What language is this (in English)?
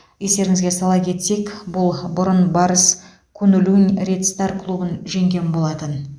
Kazakh